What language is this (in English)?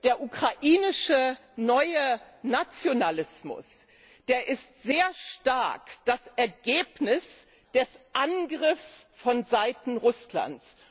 German